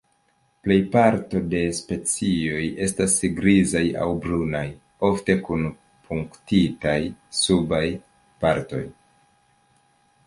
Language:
Esperanto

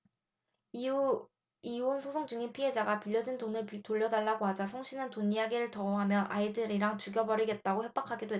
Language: Korean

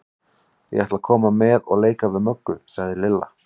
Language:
Icelandic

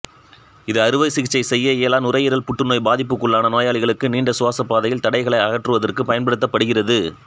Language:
Tamil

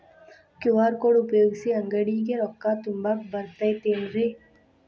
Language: Kannada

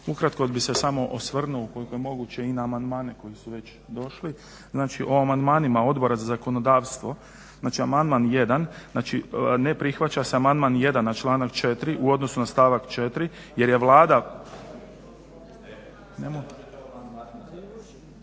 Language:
Croatian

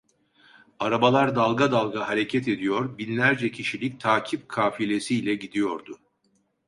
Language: Turkish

